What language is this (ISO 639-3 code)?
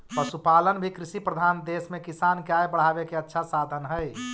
mag